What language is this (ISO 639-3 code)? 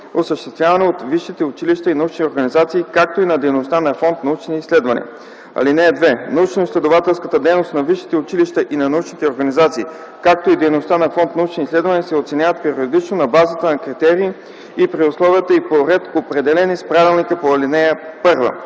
bul